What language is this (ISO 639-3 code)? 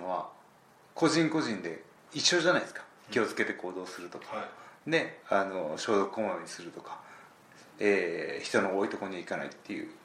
jpn